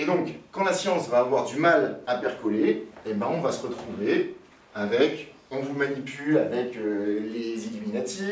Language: French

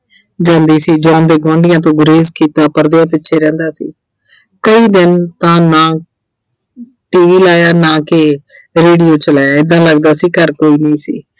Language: Punjabi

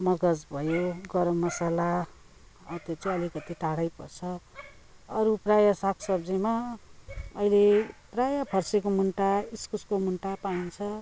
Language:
Nepali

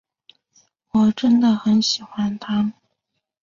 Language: Chinese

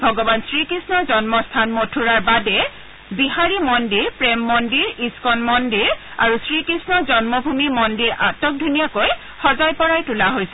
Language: Assamese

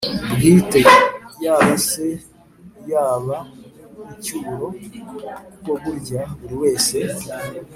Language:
Kinyarwanda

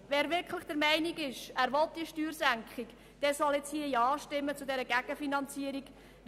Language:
Swiss German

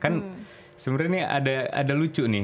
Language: Indonesian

